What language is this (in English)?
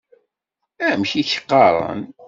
Kabyle